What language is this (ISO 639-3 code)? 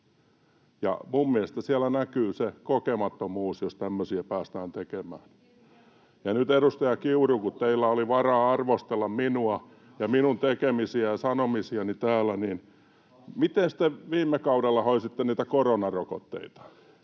fin